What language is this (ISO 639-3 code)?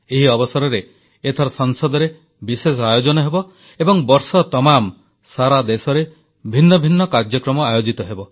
ori